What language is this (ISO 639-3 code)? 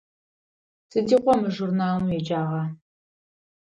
ady